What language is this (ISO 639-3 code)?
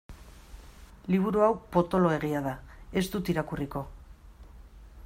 eus